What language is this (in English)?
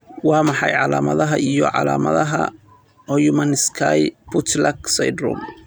Somali